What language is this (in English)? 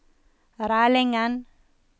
Norwegian